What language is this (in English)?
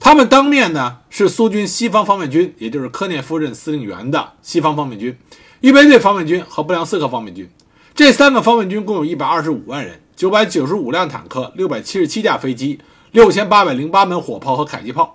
Chinese